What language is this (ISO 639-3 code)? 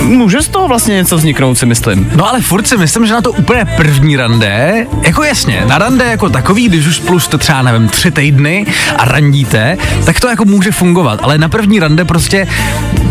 ces